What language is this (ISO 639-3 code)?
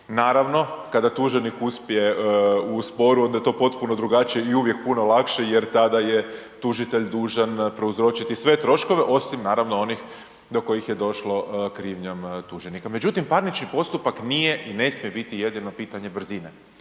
hrv